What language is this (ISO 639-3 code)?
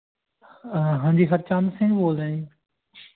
pan